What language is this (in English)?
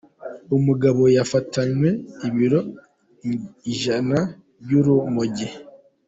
Kinyarwanda